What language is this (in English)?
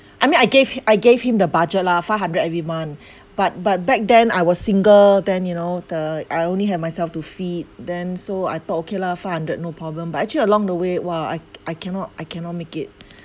English